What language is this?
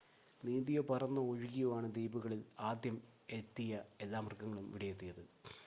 Malayalam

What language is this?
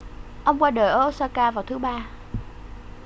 Vietnamese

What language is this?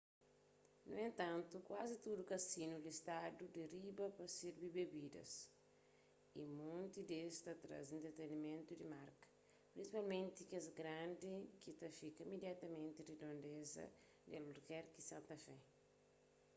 Kabuverdianu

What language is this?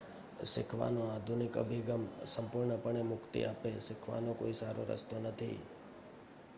Gujarati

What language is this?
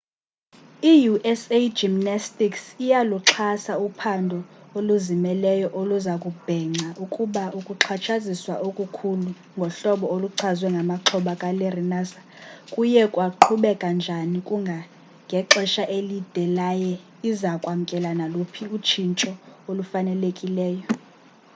Xhosa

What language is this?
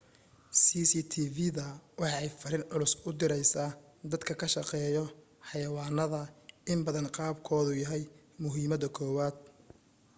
Somali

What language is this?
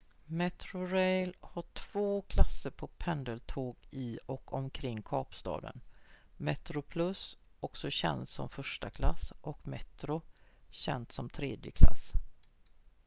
Swedish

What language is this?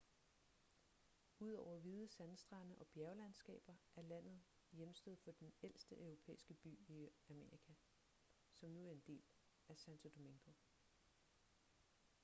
Danish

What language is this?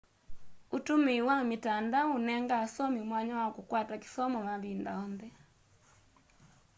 Kamba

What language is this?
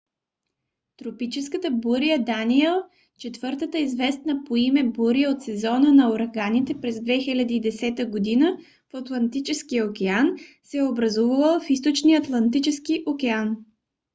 Bulgarian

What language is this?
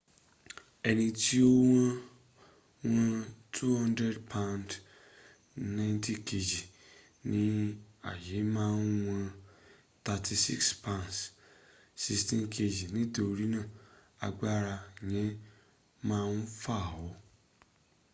Yoruba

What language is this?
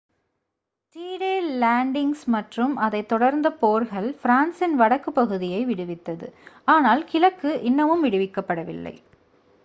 Tamil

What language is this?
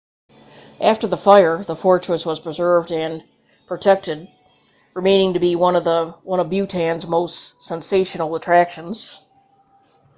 English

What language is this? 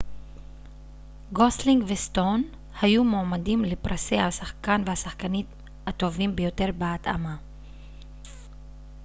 Hebrew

